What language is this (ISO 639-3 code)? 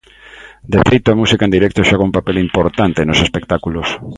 glg